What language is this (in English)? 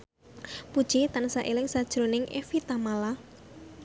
Javanese